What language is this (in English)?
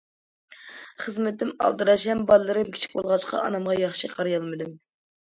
Uyghur